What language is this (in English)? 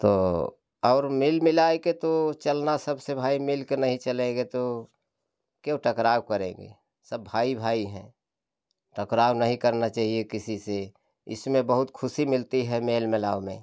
Hindi